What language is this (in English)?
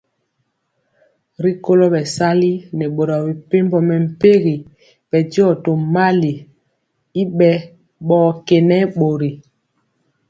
Mpiemo